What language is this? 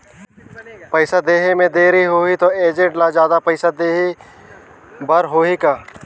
Chhattisgarhi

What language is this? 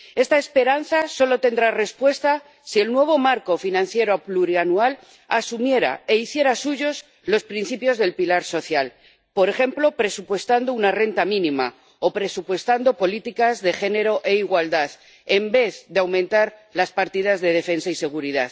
Spanish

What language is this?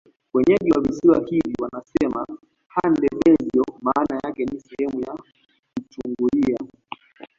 Swahili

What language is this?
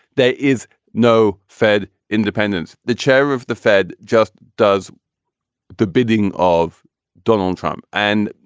English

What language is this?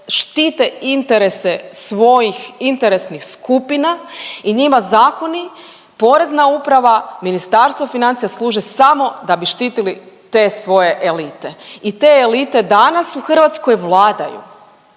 Croatian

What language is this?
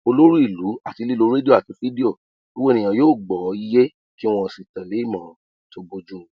Yoruba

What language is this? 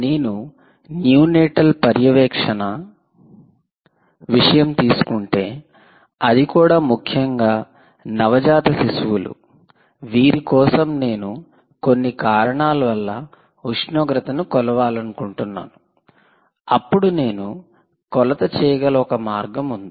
Telugu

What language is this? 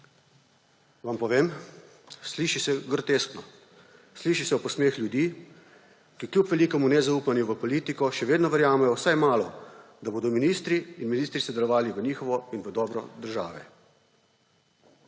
Slovenian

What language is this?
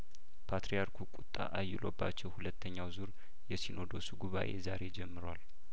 Amharic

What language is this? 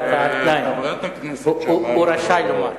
Hebrew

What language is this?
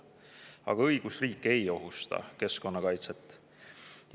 Estonian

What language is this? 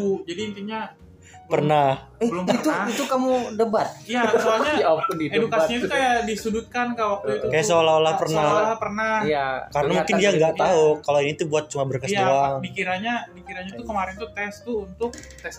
Indonesian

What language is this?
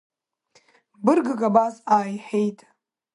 Abkhazian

